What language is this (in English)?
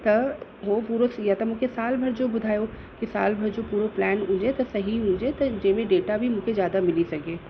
Sindhi